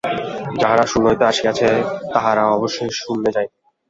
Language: Bangla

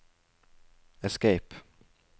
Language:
Norwegian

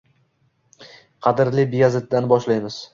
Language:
Uzbek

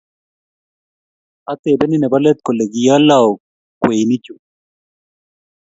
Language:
Kalenjin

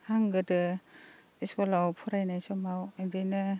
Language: Bodo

